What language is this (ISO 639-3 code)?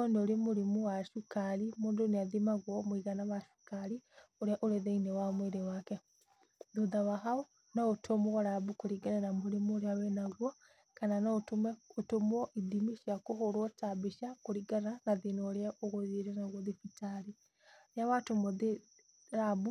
kik